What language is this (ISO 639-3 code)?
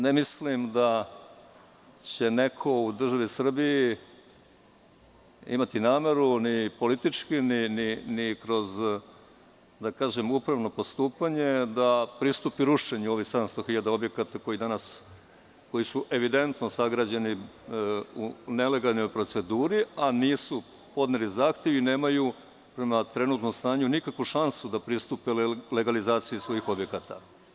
srp